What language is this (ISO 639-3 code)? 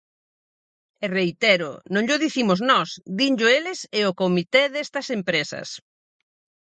glg